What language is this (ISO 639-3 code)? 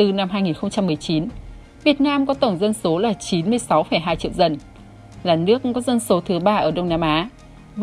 vie